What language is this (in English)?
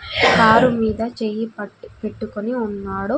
Telugu